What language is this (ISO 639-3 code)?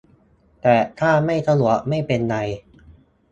tha